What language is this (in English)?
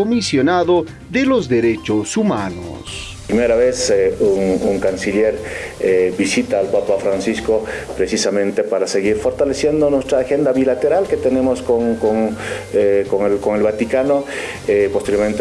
Spanish